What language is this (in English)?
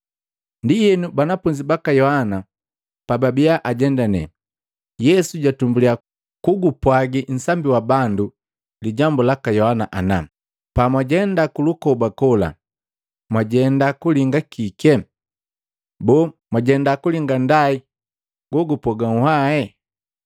Matengo